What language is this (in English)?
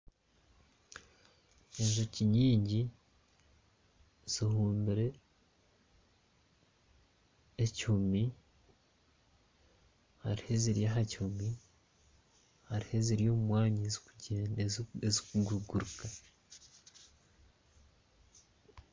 Nyankole